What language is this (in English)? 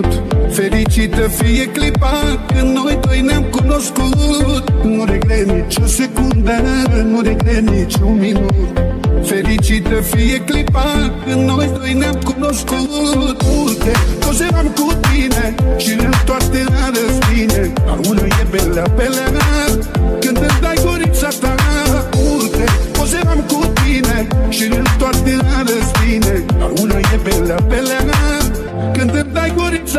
Romanian